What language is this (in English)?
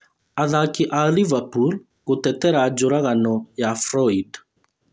Kikuyu